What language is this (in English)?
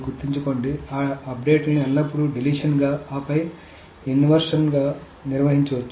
Telugu